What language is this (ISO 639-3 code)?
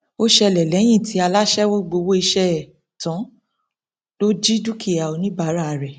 yor